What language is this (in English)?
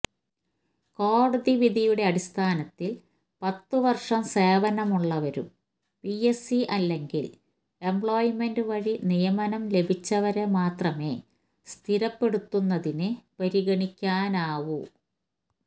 Malayalam